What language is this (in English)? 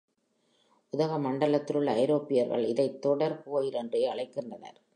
Tamil